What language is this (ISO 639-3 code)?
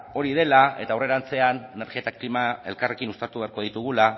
eus